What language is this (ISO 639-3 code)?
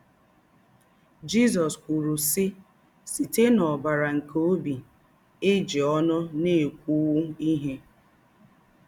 ibo